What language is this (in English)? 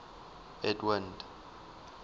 English